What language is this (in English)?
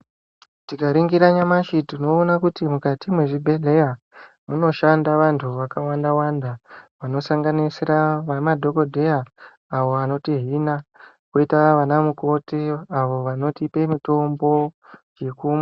Ndau